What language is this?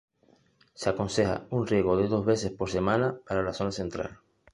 Spanish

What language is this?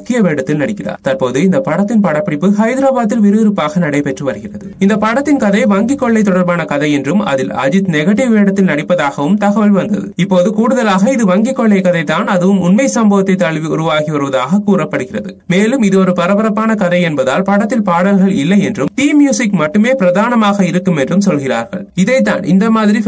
Turkish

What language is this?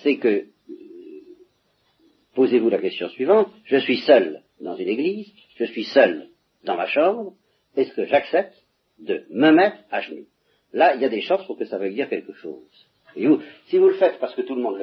French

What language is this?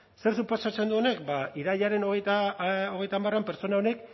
Basque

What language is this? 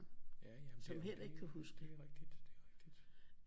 Danish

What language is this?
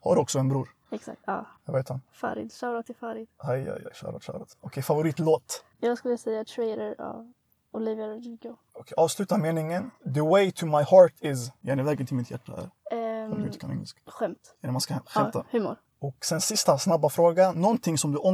Swedish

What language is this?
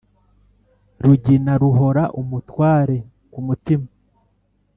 Kinyarwanda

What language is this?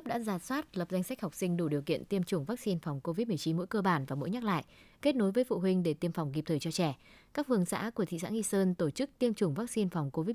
Vietnamese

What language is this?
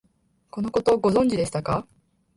Japanese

